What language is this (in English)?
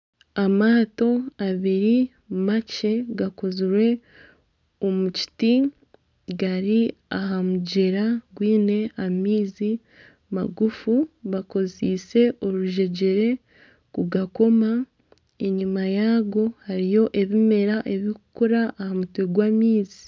Nyankole